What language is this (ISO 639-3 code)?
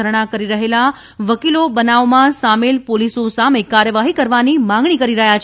guj